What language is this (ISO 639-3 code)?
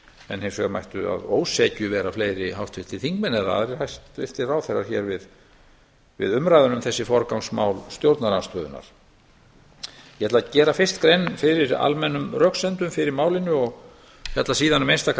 isl